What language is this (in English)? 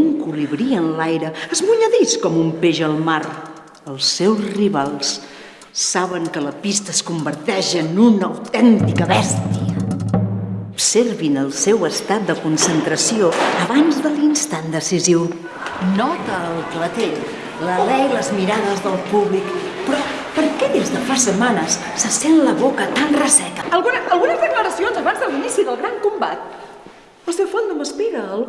Catalan